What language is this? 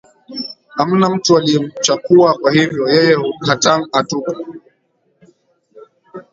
Swahili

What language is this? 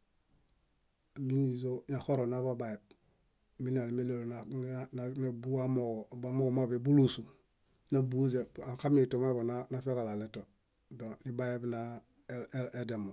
Bayot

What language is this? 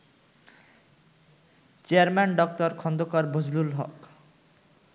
Bangla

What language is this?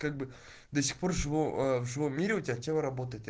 Russian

